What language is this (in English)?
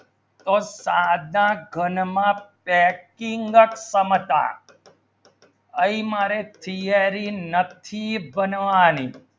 Gujarati